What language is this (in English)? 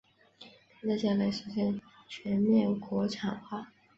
Chinese